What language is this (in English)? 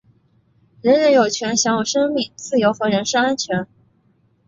Chinese